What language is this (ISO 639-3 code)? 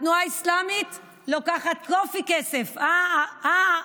heb